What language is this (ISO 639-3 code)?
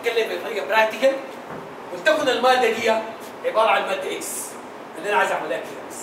ara